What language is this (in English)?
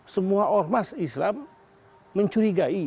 Indonesian